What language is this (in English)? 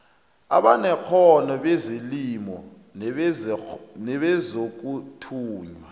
South Ndebele